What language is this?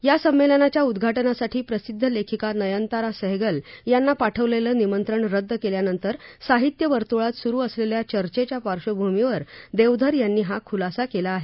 Marathi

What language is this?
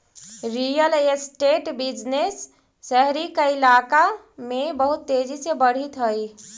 Magahi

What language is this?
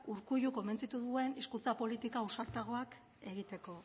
Basque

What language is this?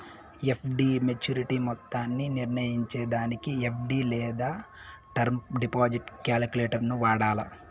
Telugu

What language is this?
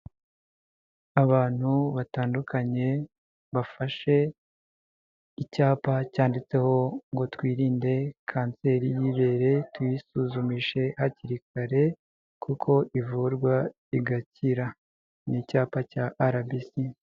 Kinyarwanda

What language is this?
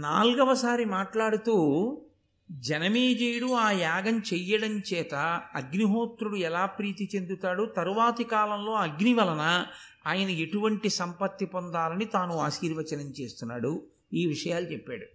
Telugu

